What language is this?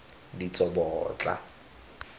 Tswana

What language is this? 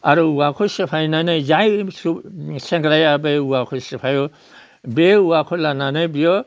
Bodo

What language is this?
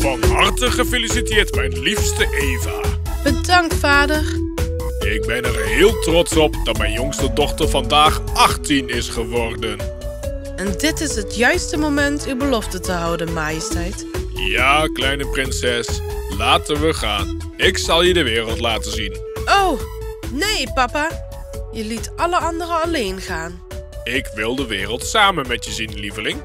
Dutch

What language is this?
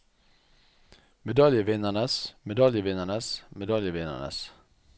Norwegian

